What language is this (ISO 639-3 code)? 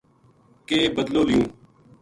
gju